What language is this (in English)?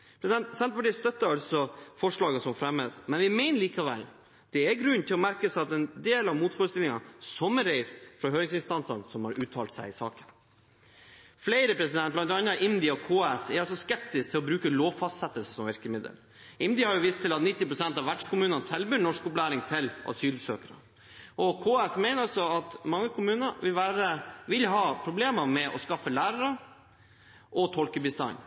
Norwegian Bokmål